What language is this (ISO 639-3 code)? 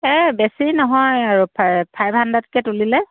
asm